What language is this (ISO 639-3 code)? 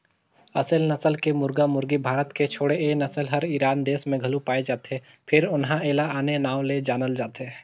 hne